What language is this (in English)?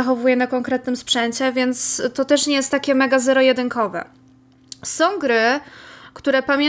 Polish